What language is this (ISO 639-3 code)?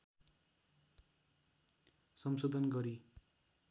nep